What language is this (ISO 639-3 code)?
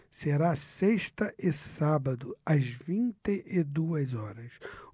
por